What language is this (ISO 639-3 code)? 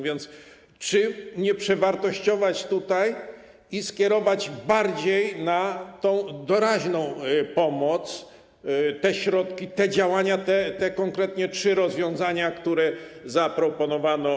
pol